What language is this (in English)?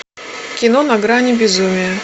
Russian